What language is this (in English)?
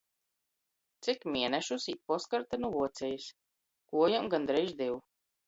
Latgalian